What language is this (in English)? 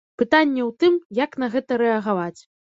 Belarusian